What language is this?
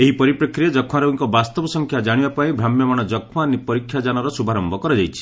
Odia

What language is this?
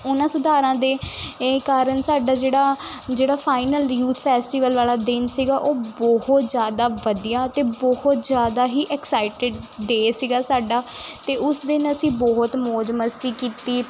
Punjabi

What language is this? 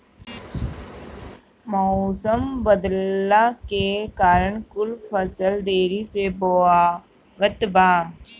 Bhojpuri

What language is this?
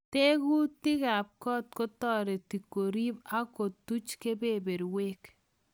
Kalenjin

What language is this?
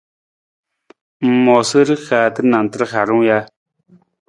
Nawdm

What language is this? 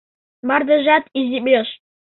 Mari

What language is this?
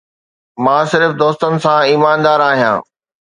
Sindhi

